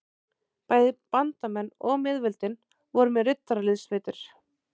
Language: Icelandic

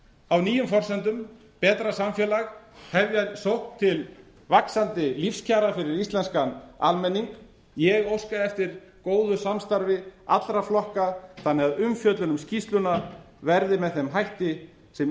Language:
Icelandic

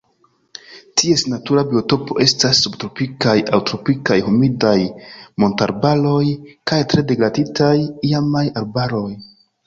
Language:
Esperanto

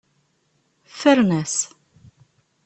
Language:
Kabyle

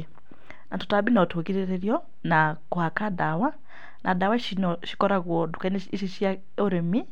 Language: Kikuyu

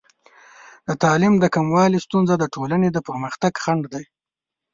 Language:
Pashto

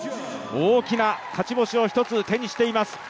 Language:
Japanese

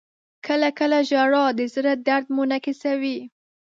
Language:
Pashto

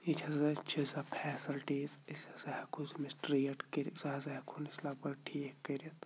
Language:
Kashmiri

